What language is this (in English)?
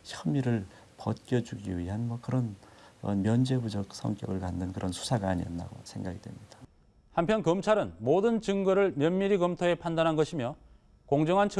Korean